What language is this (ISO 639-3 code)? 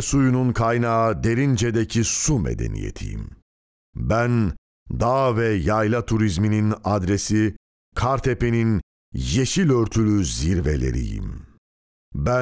tur